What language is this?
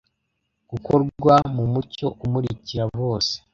Kinyarwanda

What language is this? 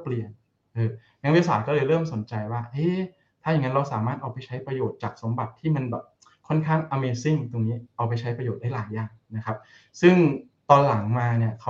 Thai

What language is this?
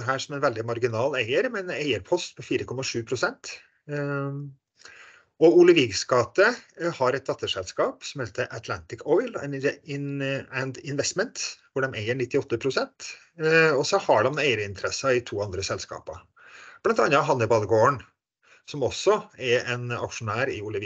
Norwegian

